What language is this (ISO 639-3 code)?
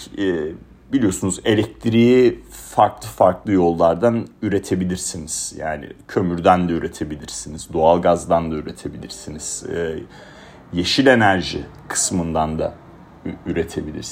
tur